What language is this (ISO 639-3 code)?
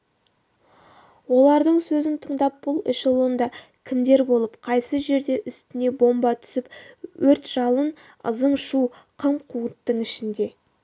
kaz